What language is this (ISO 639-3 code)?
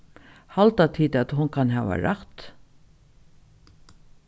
fao